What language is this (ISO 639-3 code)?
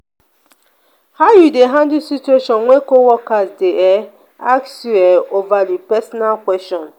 pcm